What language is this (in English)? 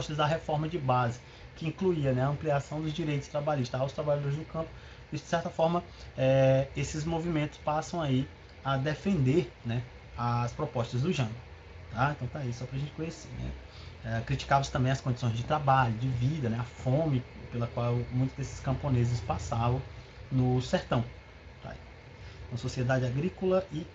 Portuguese